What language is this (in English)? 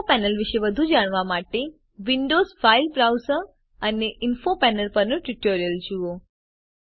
Gujarati